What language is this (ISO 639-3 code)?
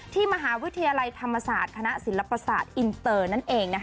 tha